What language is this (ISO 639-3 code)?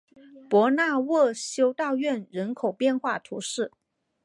zho